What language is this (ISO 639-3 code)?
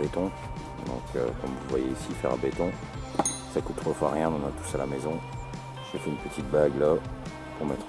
fra